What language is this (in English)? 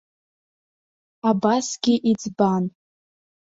Abkhazian